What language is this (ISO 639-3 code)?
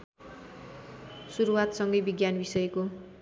nep